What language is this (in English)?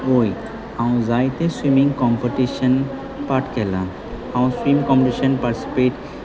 Konkani